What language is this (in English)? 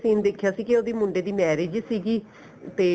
Punjabi